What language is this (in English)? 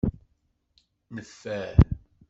Kabyle